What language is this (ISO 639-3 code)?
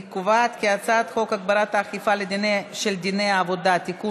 heb